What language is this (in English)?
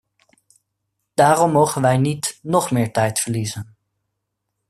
Dutch